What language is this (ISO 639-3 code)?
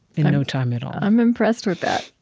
eng